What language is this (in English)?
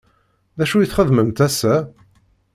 Kabyle